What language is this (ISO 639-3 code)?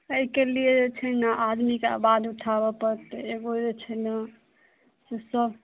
mai